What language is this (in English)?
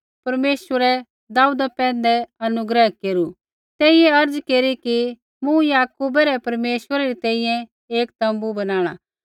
Kullu Pahari